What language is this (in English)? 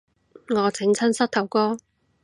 Cantonese